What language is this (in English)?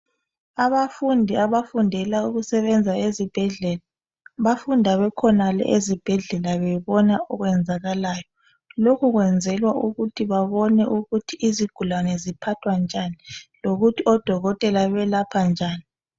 North Ndebele